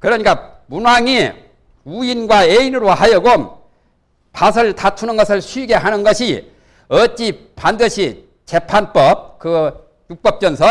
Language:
Korean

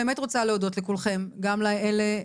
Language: Hebrew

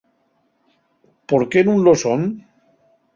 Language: Asturian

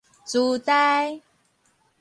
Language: Min Nan Chinese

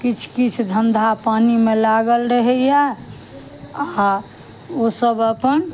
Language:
Maithili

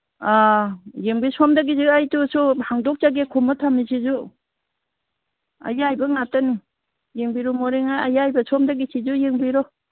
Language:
Manipuri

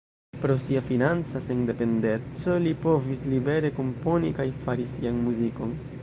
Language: Esperanto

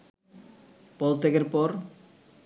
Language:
Bangla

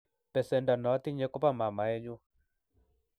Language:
Kalenjin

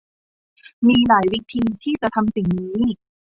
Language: Thai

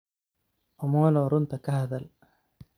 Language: Somali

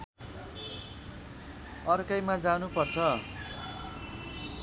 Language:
Nepali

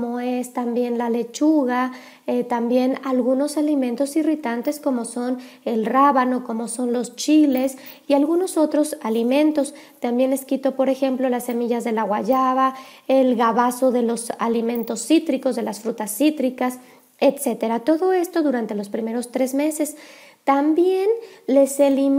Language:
Spanish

